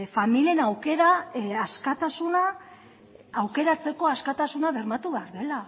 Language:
Basque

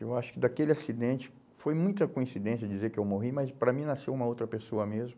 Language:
Portuguese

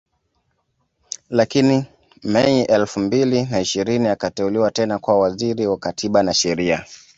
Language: Swahili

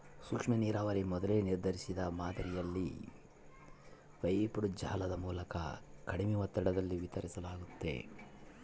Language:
Kannada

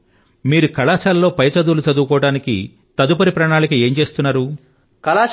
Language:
Telugu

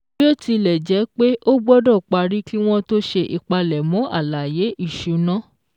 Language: Yoruba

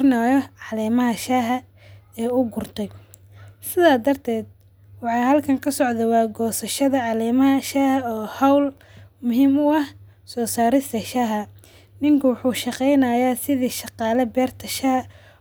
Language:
Somali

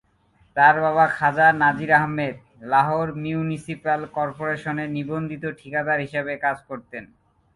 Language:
Bangla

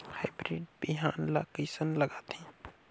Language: Chhattisgarhi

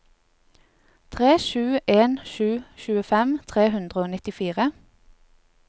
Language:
Norwegian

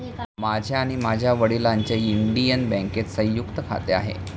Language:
Marathi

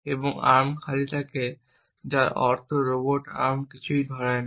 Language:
Bangla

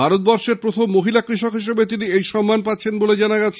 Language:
Bangla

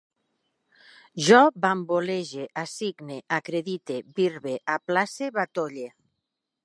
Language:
Catalan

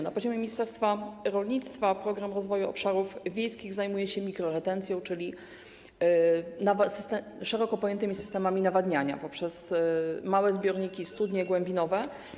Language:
Polish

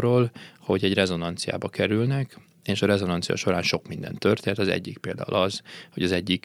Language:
Hungarian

